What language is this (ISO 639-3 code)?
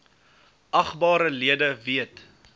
afr